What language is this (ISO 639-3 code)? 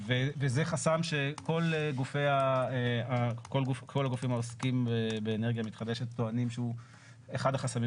heb